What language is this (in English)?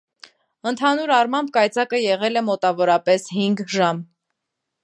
Armenian